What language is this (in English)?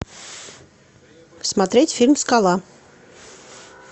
Russian